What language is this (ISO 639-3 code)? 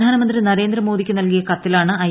mal